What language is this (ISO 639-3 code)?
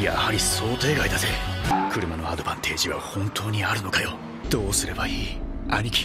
jpn